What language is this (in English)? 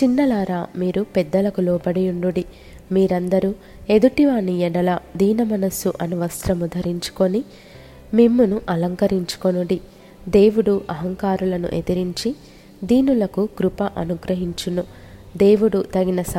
Telugu